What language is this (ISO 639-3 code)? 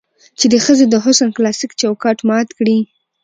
pus